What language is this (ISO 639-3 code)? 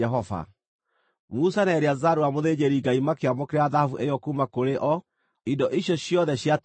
kik